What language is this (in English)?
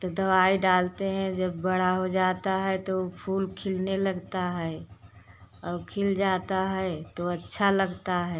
Hindi